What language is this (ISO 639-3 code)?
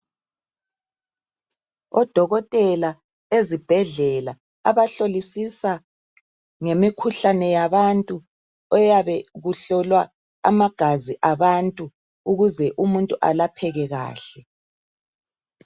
nde